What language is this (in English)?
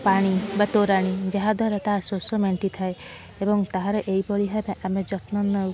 Odia